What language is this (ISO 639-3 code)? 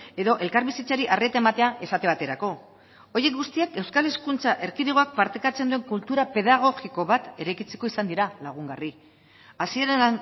eus